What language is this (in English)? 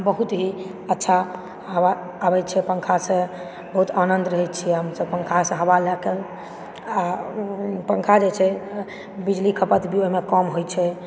Maithili